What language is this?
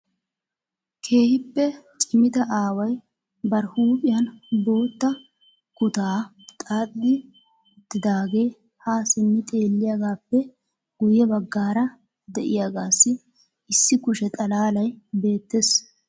Wolaytta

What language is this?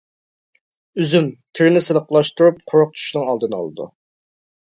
Uyghur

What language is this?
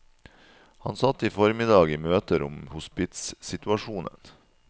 Norwegian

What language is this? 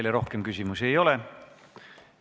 Estonian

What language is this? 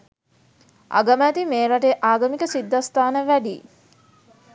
Sinhala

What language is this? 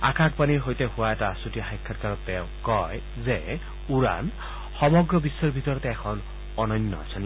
Assamese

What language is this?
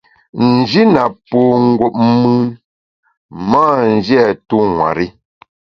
Bamun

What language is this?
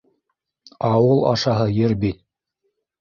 Bashkir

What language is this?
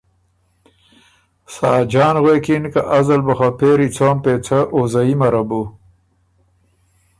Ormuri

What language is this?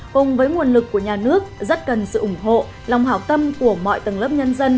Vietnamese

